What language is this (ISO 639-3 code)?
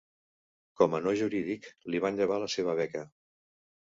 cat